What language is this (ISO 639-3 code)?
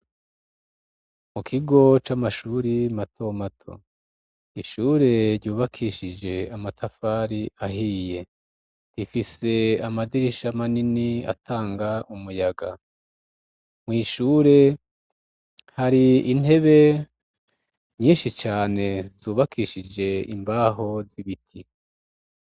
run